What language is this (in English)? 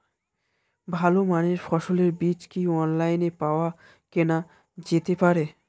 Bangla